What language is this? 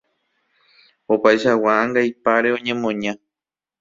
Guarani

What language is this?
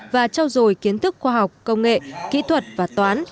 Vietnamese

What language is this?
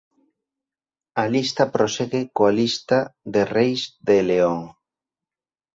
Galician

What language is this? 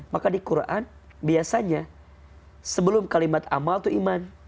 Indonesian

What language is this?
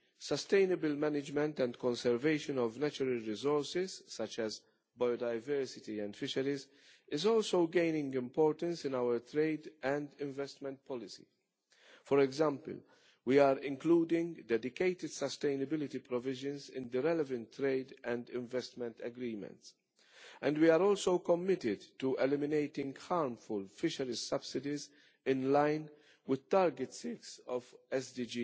English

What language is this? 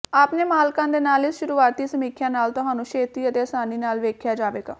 Punjabi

